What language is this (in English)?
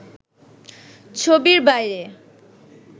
Bangla